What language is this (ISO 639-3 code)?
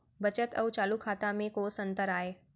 hne